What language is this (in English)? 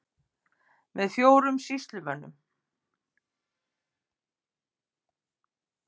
Icelandic